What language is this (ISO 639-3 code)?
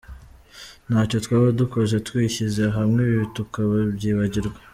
kin